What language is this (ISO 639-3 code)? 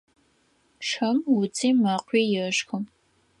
ady